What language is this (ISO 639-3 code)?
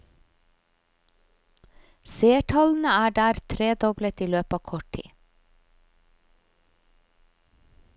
nor